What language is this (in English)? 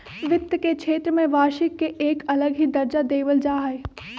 Magahi